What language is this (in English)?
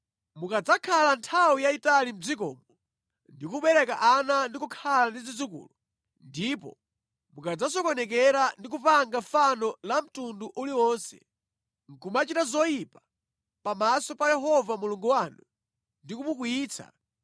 Nyanja